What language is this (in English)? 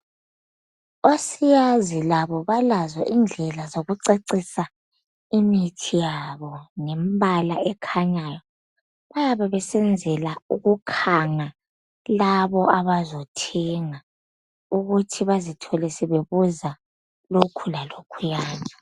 North Ndebele